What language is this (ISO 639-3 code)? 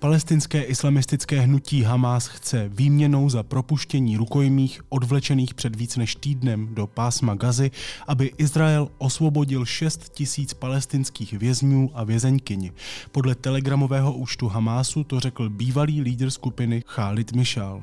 ces